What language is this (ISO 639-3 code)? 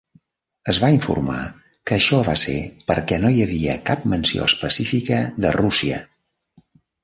cat